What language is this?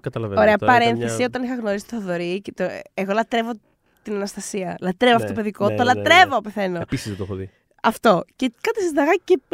Greek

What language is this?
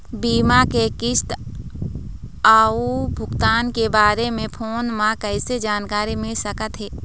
Chhattisgarhi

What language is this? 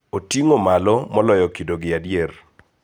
Luo (Kenya and Tanzania)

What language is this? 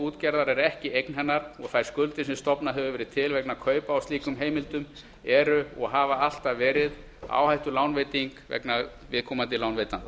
Icelandic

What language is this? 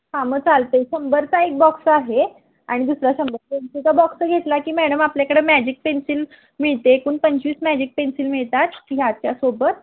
Marathi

